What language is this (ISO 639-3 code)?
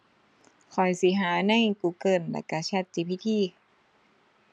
tha